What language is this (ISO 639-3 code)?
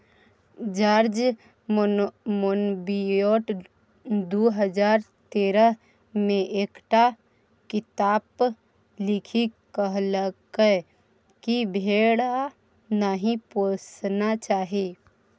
mai